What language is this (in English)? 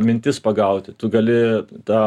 Lithuanian